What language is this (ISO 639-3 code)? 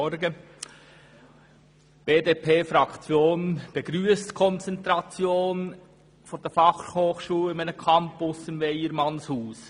gsw